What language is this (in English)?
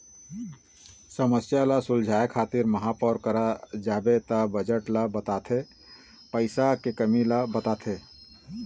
Chhattisgarhi